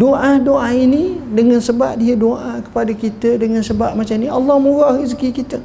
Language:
Malay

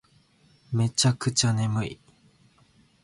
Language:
Japanese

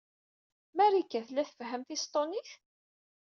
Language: Kabyle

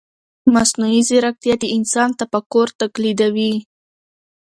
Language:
Pashto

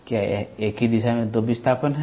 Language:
Hindi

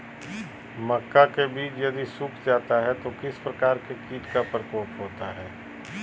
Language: Magahi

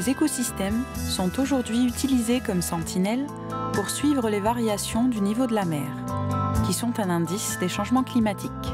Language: French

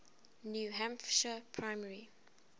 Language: English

